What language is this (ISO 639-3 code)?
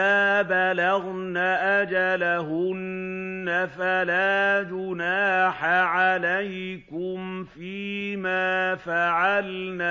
ara